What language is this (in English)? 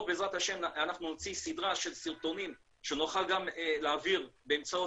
Hebrew